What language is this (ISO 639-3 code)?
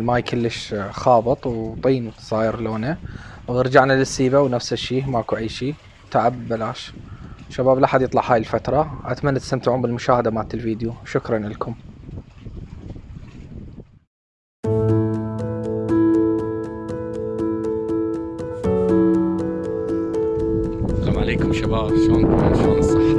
ara